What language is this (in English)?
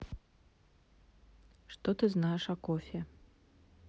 Russian